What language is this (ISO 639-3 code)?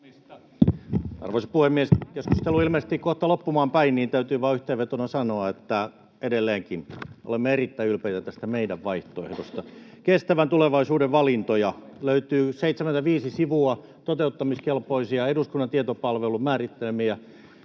fin